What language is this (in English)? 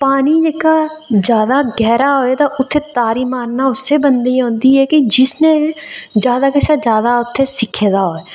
Dogri